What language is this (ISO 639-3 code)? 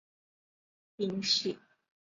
zho